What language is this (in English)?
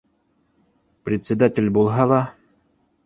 Bashkir